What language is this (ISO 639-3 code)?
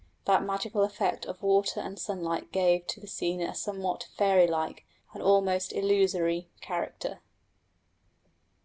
eng